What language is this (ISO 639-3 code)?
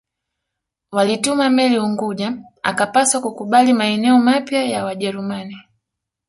swa